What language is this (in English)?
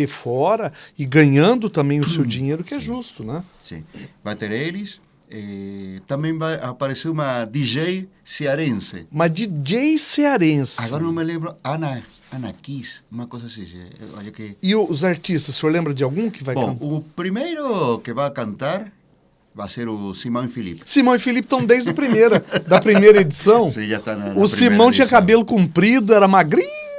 Portuguese